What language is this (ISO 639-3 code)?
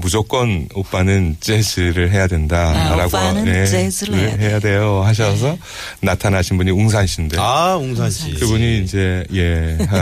kor